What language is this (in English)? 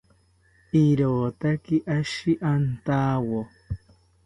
South Ucayali Ashéninka